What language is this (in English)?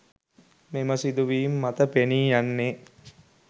Sinhala